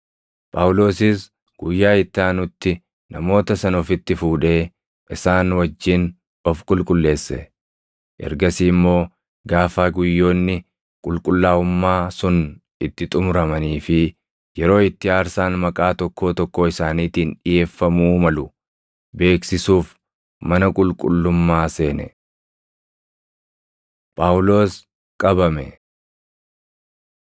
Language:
Oromo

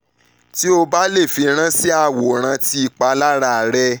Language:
Yoruba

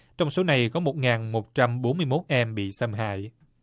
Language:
Vietnamese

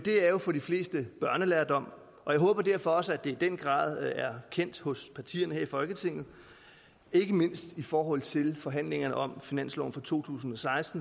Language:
Danish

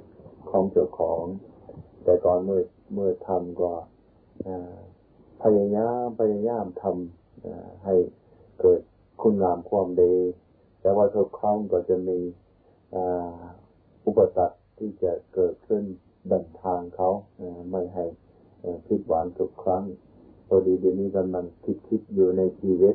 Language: Thai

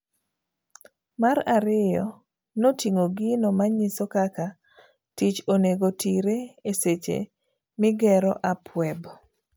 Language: Luo (Kenya and Tanzania)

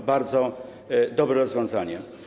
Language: Polish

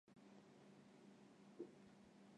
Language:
Chinese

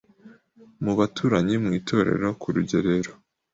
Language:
Kinyarwanda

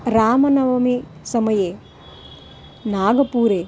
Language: Sanskrit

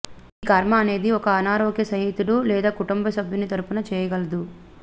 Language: Telugu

